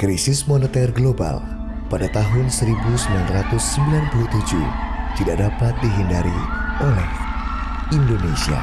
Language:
Indonesian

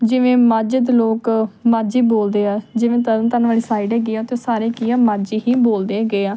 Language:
Punjabi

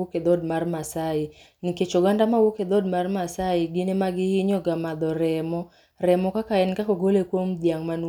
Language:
Luo (Kenya and Tanzania)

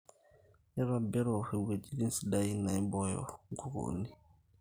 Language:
Masai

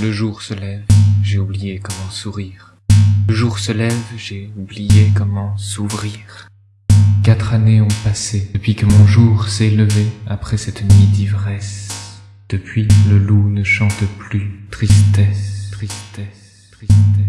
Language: French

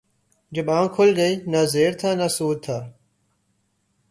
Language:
Urdu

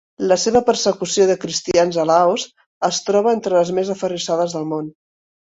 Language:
Catalan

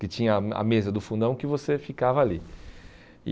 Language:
Portuguese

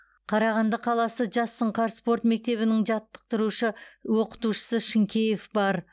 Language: Kazakh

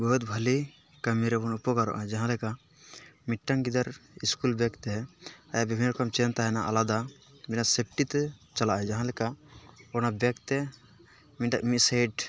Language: Santali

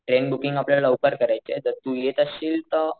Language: Marathi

